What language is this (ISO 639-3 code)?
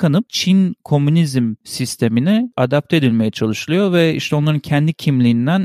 tur